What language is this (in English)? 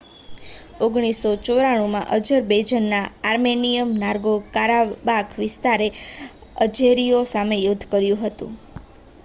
Gujarati